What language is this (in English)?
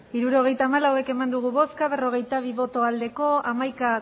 Basque